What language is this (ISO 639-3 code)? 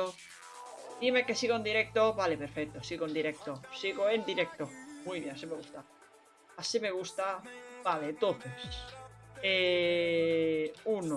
spa